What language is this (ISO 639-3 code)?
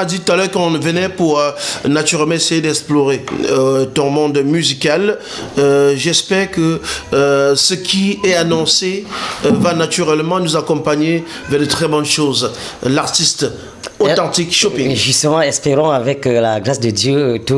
fra